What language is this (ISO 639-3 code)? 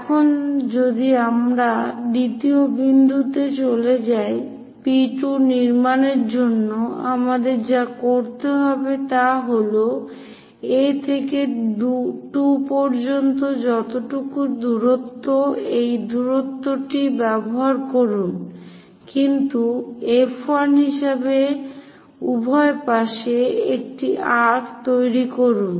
ben